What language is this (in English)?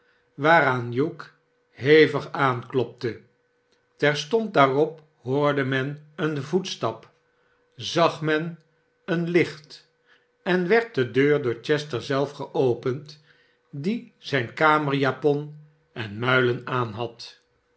Dutch